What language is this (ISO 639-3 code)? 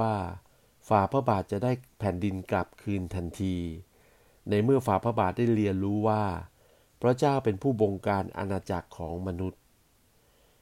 tha